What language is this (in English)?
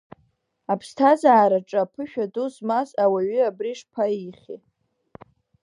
Abkhazian